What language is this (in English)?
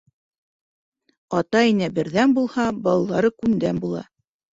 Bashkir